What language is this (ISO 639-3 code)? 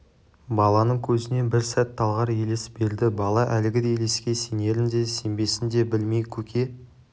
kaz